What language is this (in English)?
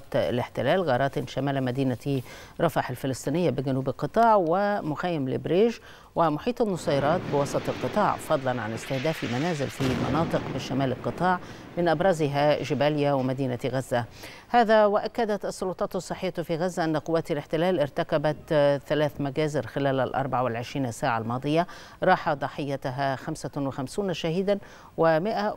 Arabic